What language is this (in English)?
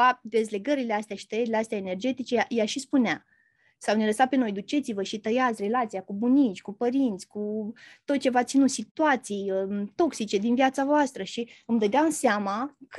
Romanian